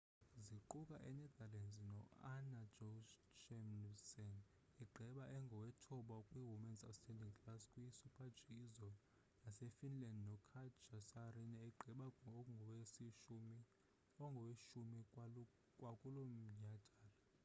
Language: Xhosa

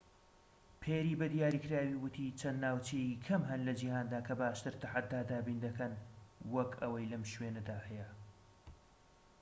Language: Central Kurdish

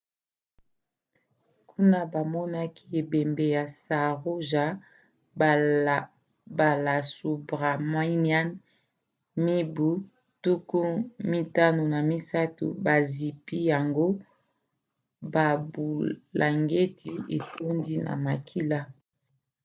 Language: Lingala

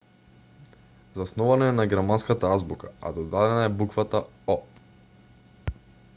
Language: Macedonian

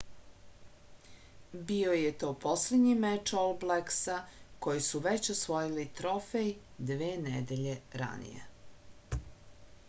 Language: Serbian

